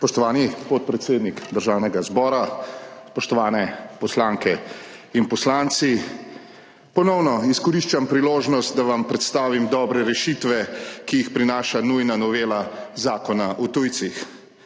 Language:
Slovenian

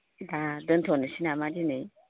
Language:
Bodo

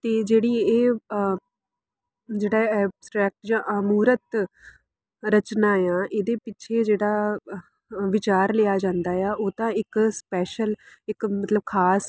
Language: Punjabi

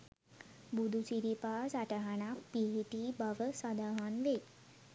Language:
Sinhala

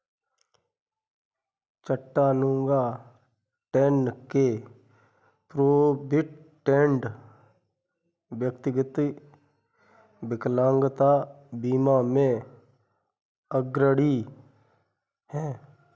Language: Hindi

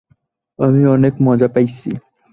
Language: Bangla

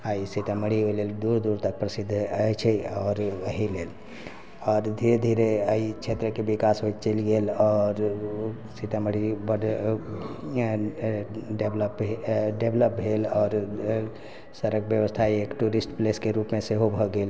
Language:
Maithili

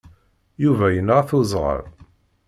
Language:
Kabyle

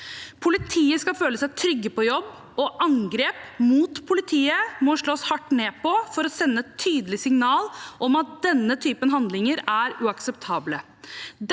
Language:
Norwegian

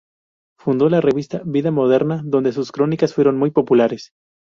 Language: Spanish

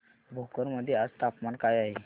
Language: Marathi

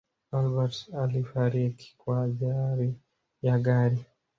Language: Swahili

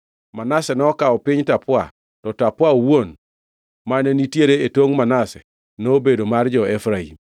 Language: Luo (Kenya and Tanzania)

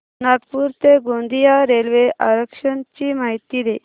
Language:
Marathi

